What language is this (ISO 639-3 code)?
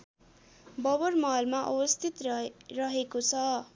nep